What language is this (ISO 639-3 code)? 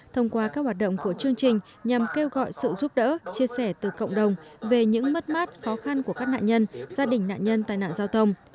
vie